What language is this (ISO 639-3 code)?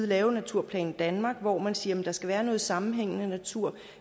dan